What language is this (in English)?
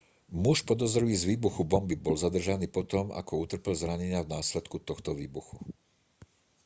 Slovak